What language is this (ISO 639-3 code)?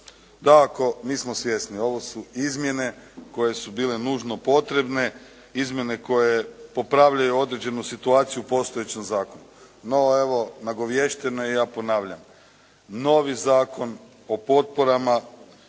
hrv